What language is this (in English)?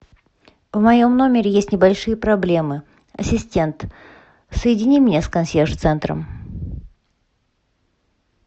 Russian